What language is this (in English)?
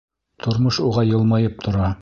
Bashkir